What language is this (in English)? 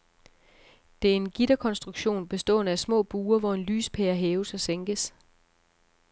Danish